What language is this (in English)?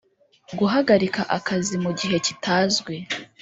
Kinyarwanda